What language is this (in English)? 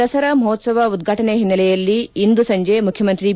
Kannada